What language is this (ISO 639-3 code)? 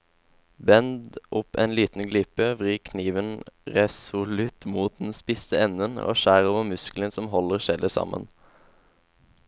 nor